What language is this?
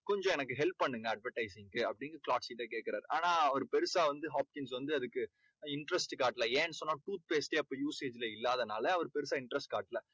Tamil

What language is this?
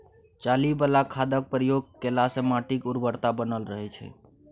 Maithili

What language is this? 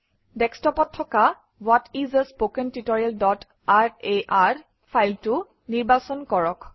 Assamese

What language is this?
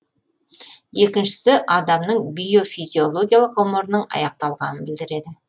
Kazakh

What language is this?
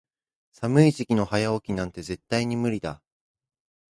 Japanese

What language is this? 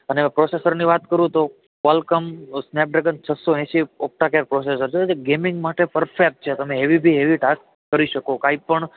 Gujarati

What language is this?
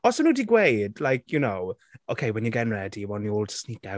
Welsh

